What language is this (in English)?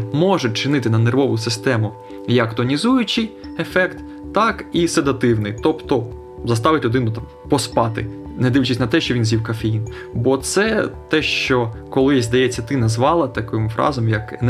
Ukrainian